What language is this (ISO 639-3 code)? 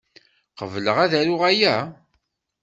kab